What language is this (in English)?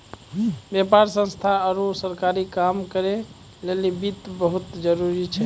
Maithili